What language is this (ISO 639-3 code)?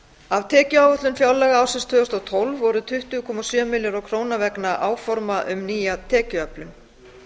isl